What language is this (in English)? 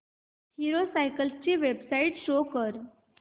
Marathi